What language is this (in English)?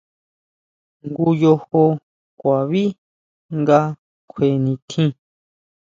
Huautla Mazatec